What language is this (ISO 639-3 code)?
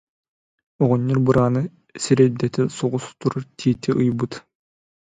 sah